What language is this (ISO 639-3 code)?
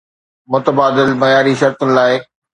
snd